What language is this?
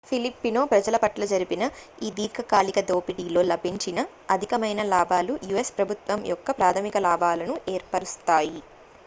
Telugu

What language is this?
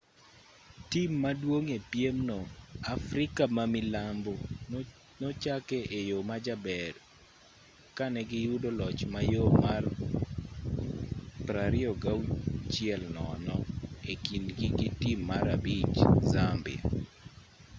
Luo (Kenya and Tanzania)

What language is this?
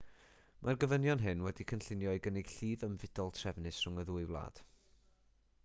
Welsh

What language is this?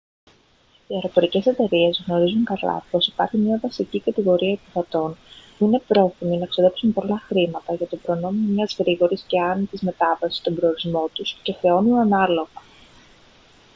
Greek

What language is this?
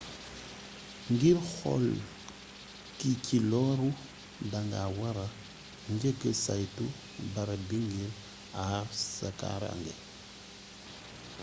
Wolof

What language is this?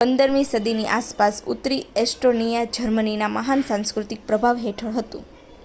Gujarati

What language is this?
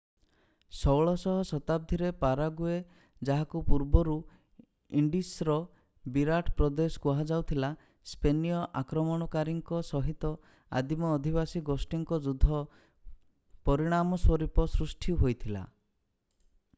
Odia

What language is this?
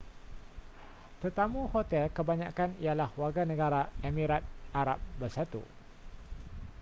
Malay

